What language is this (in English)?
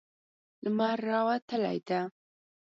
Pashto